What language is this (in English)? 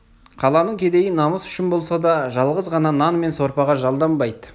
Kazakh